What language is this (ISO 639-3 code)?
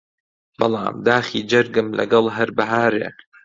ckb